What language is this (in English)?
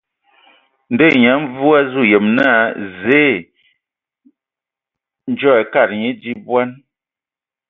Ewondo